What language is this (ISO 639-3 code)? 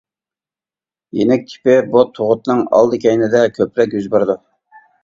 uig